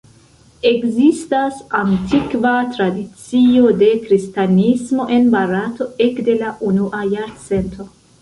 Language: Esperanto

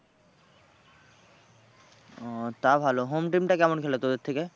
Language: Bangla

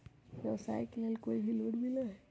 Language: Magahi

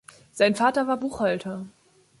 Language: German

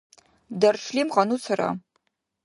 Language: Dargwa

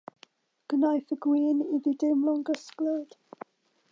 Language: Welsh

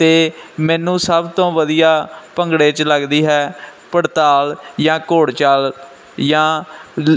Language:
Punjabi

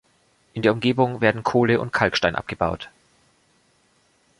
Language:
German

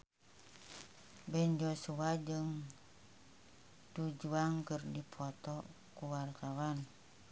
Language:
Sundanese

